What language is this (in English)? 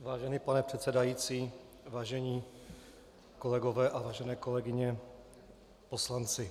Czech